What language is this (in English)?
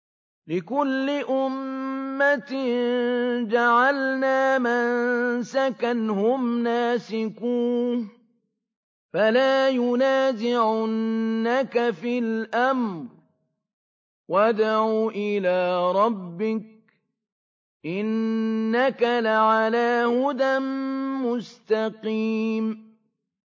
Arabic